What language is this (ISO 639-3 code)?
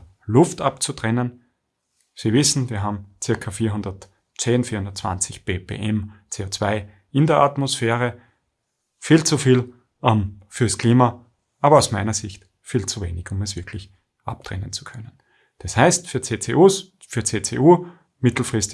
deu